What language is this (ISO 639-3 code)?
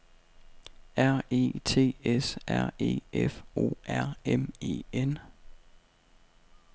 dan